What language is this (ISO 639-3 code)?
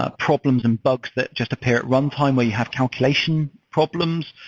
eng